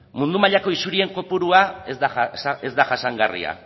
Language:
Basque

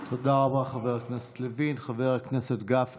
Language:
Hebrew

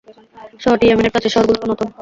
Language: Bangla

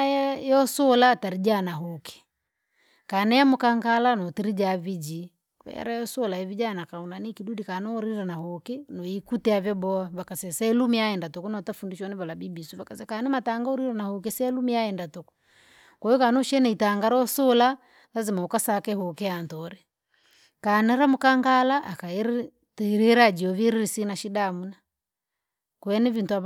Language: Langi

